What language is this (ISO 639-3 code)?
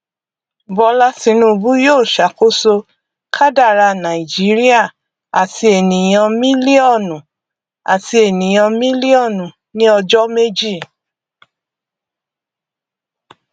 yor